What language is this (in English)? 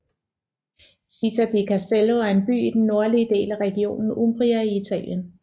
Danish